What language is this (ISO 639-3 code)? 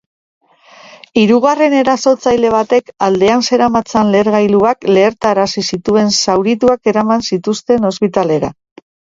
eus